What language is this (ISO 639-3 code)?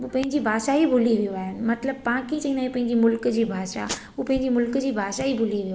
snd